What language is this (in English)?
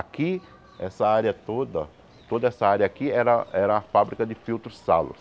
Portuguese